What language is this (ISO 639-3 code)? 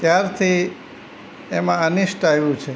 guj